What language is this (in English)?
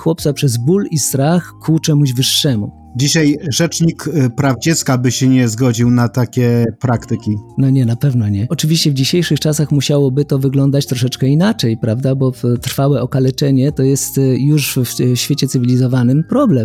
Polish